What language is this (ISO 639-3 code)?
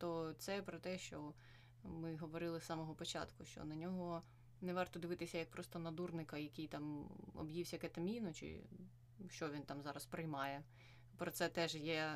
ukr